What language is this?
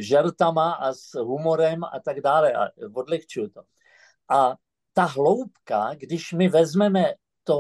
Czech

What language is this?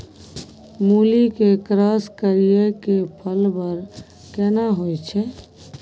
Maithili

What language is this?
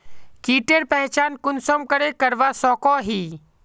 Magahi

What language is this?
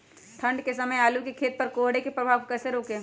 Magahi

